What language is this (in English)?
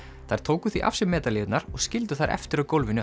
Icelandic